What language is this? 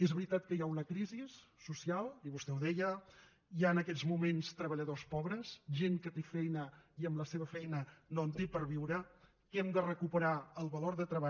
Catalan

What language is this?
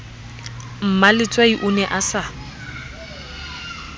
Southern Sotho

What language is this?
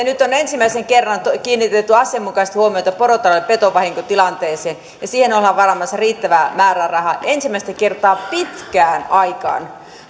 Finnish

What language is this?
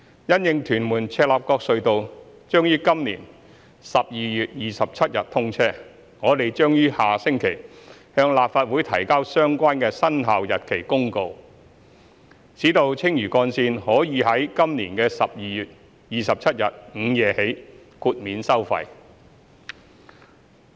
Cantonese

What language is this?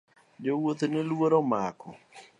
Luo (Kenya and Tanzania)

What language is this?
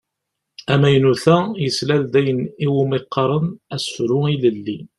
Kabyle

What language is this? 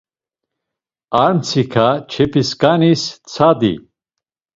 Laz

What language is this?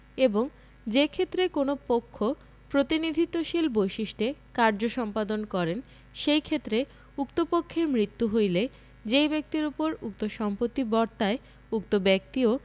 Bangla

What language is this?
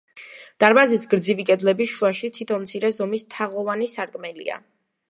Georgian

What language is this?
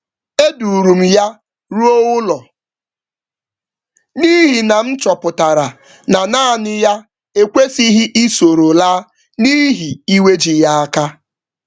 Igbo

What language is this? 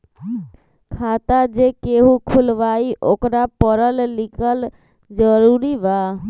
Magahi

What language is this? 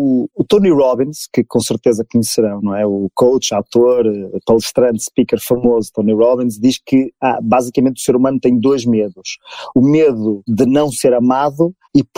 Portuguese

